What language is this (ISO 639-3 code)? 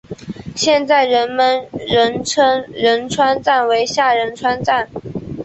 zho